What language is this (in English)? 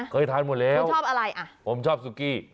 Thai